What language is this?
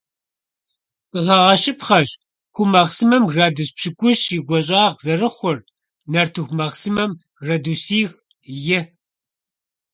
Kabardian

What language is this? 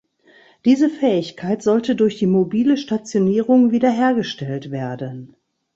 German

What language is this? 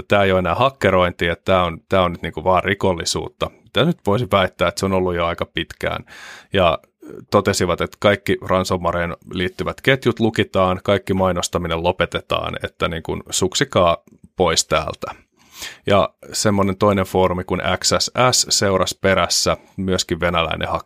Finnish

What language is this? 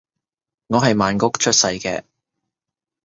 Cantonese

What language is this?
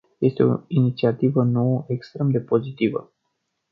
Romanian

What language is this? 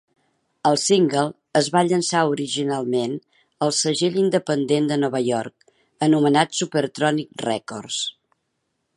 Catalan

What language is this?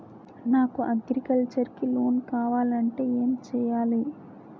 Telugu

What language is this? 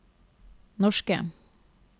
Norwegian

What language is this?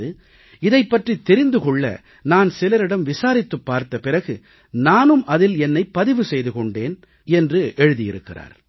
Tamil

